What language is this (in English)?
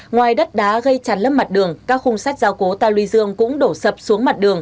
Vietnamese